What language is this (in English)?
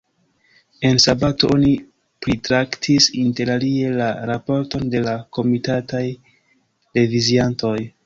Esperanto